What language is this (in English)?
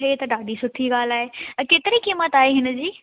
Sindhi